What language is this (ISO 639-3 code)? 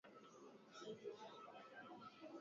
swa